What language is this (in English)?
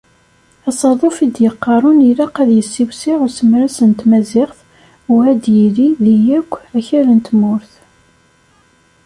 Kabyle